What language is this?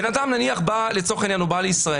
Hebrew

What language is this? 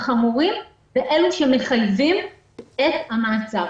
Hebrew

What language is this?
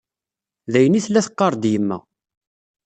Kabyle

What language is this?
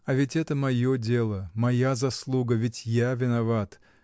Russian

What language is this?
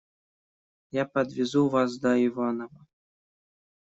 Russian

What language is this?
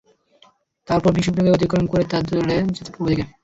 Bangla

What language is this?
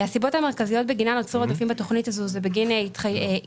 Hebrew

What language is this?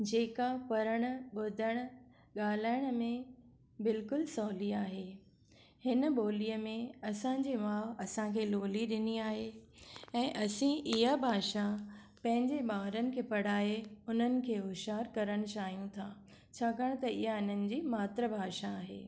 Sindhi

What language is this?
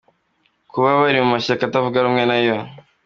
Kinyarwanda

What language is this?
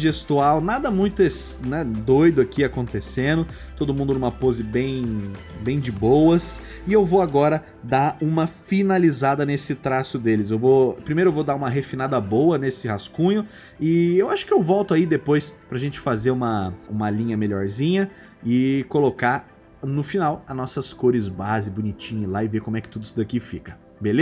Portuguese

